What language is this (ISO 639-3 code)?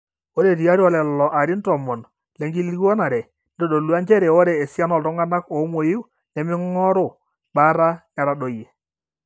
mas